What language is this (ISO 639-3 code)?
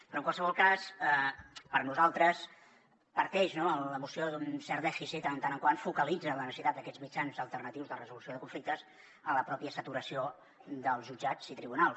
cat